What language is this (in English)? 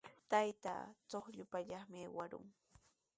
Sihuas Ancash Quechua